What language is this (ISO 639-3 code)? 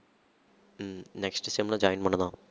tam